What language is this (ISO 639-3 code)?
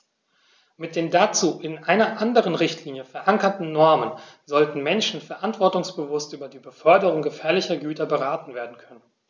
deu